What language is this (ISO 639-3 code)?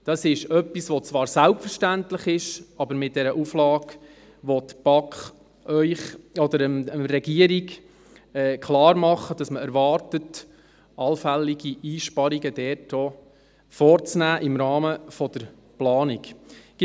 gsw